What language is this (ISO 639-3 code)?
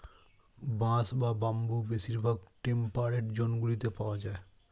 ben